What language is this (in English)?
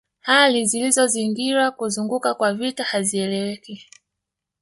Swahili